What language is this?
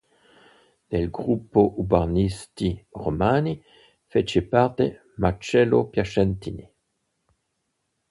Italian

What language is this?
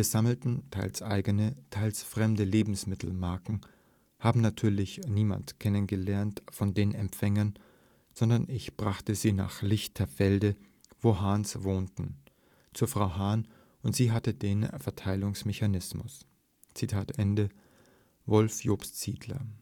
German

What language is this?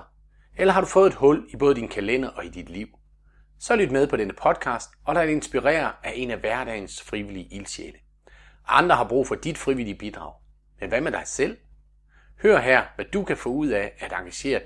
Danish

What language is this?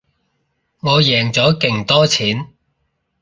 Cantonese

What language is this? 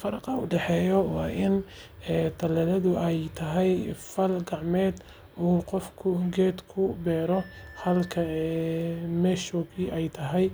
Somali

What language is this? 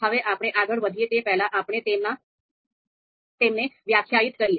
Gujarati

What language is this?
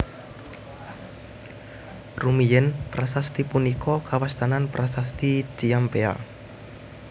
Javanese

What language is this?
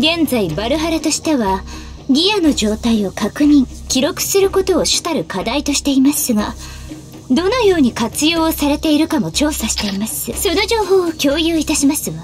Japanese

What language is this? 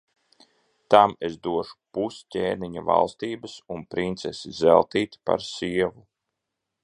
Latvian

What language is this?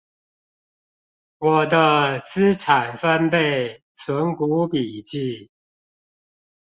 Chinese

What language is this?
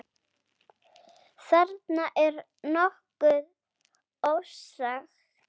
Icelandic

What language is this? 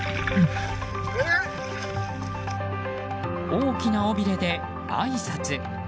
Japanese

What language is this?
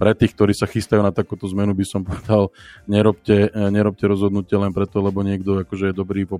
Slovak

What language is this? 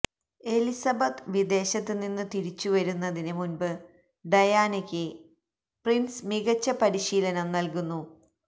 Malayalam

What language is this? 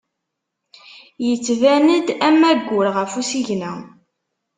Kabyle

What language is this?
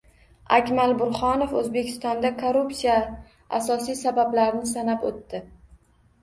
Uzbek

